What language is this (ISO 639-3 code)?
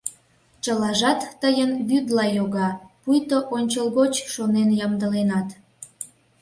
chm